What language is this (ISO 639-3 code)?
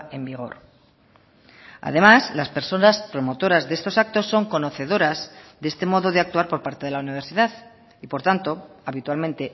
spa